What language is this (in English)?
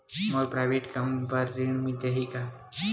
Chhattisgarhi